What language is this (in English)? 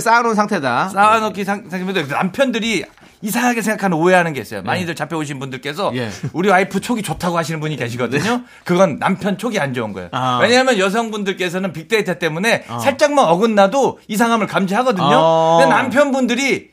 Korean